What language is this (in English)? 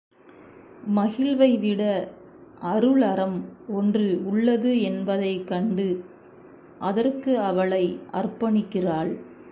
Tamil